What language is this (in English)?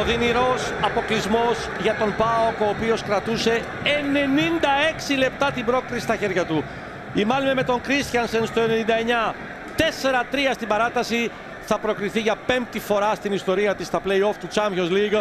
Greek